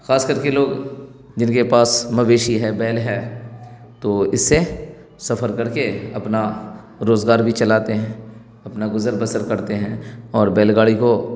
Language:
Urdu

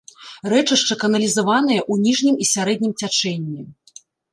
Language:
Belarusian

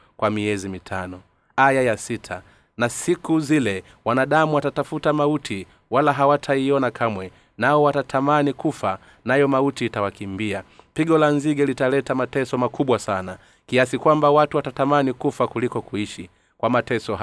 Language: Swahili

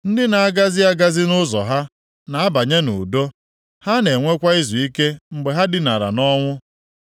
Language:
Igbo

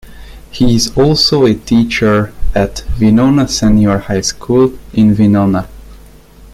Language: English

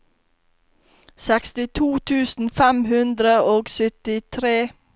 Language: Norwegian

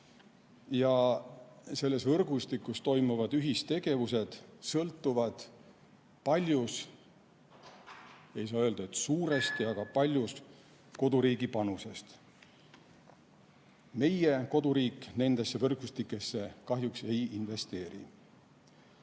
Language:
Estonian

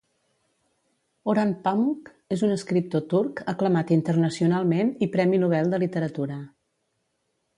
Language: Catalan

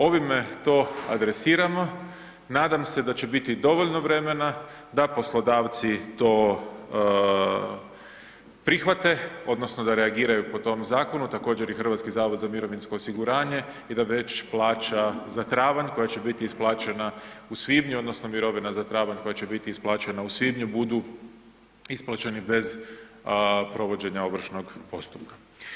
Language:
Croatian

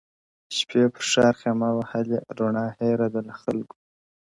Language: Pashto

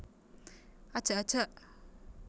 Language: Javanese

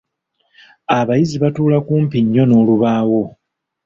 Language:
Ganda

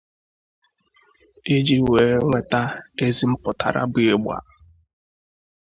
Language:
Igbo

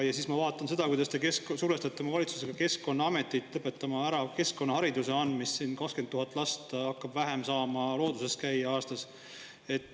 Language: Estonian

